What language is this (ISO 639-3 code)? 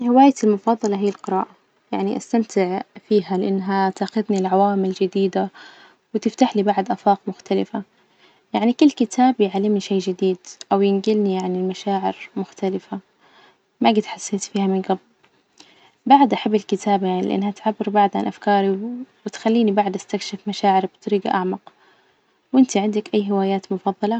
ars